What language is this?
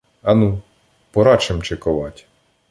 Ukrainian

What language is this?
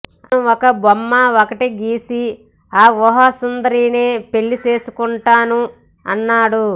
Telugu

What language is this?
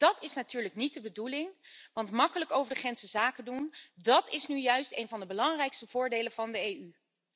Dutch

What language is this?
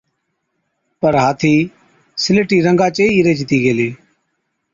Od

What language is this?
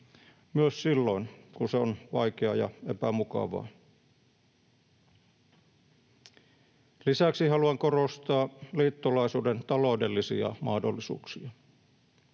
Finnish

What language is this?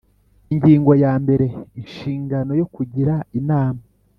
Kinyarwanda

